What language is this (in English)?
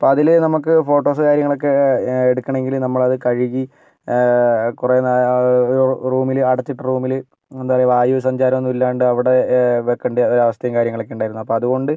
Malayalam